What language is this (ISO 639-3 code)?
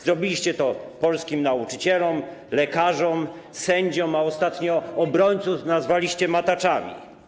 pol